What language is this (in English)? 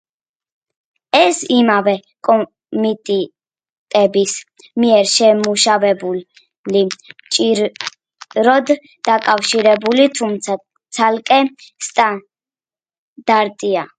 Georgian